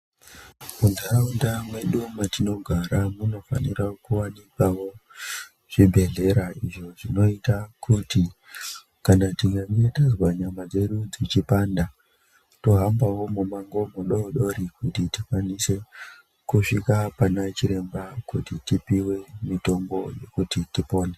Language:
Ndau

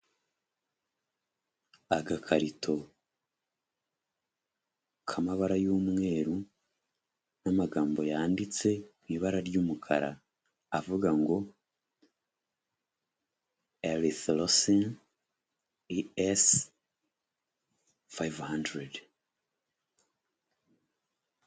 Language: Kinyarwanda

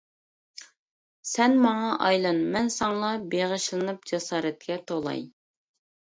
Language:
Uyghur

